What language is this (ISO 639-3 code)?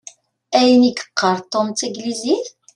kab